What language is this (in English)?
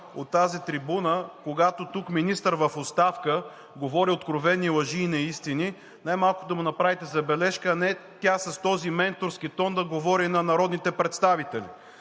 Bulgarian